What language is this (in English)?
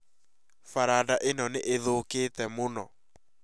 Kikuyu